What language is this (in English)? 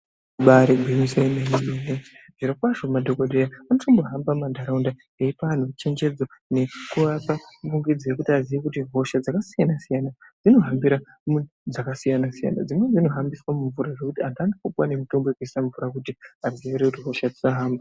Ndau